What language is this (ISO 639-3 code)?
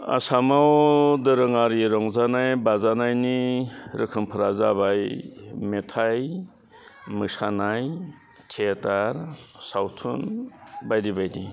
brx